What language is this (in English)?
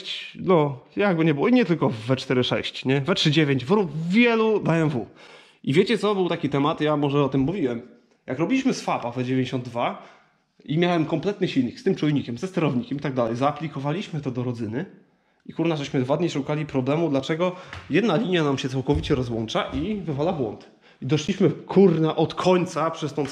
Polish